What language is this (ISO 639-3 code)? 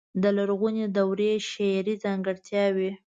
pus